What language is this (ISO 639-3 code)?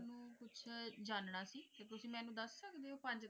pan